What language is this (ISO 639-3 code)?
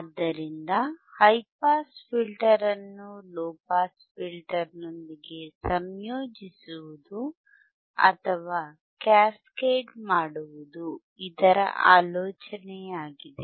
kan